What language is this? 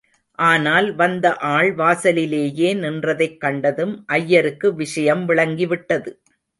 Tamil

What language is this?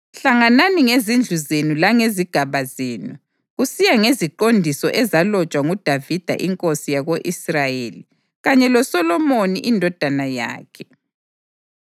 North Ndebele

